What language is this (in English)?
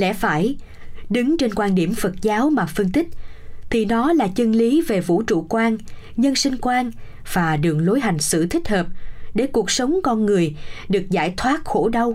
Vietnamese